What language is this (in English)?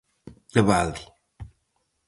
Galician